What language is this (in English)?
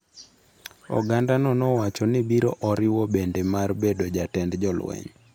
Luo (Kenya and Tanzania)